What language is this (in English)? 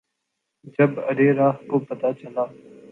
Urdu